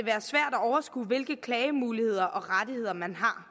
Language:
Danish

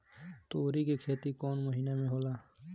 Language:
Bhojpuri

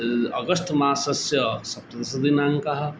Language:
Sanskrit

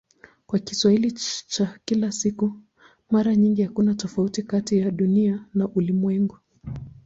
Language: Swahili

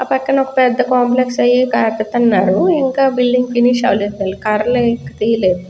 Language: Telugu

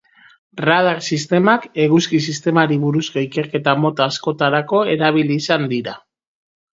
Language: Basque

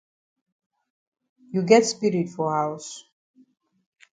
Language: Cameroon Pidgin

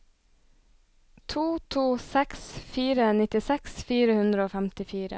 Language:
Norwegian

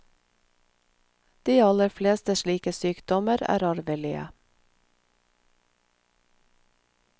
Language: Norwegian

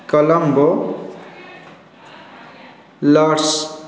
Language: Odia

